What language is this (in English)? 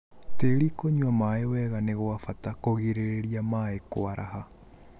Kikuyu